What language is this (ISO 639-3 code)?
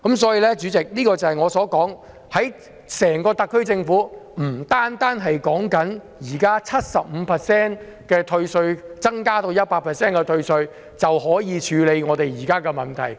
yue